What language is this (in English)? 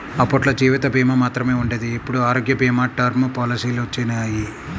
Telugu